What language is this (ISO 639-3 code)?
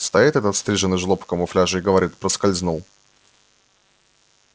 rus